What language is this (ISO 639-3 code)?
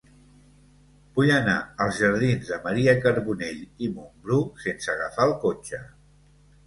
cat